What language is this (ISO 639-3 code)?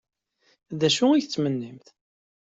kab